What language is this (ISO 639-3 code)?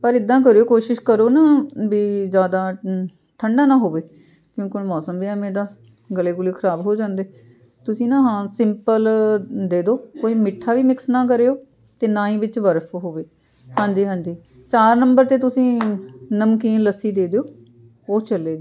pan